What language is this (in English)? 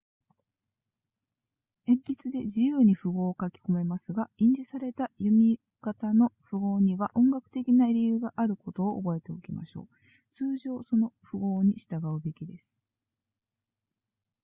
Japanese